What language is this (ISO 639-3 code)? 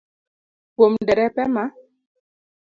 luo